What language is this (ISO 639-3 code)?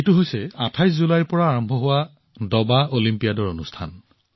asm